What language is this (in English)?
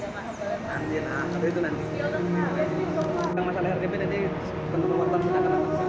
Indonesian